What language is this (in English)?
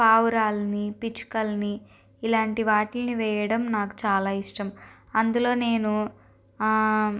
Telugu